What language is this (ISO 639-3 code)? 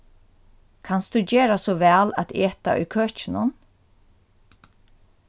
fao